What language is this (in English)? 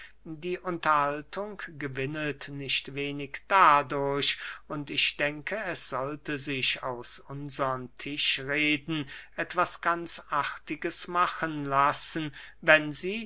German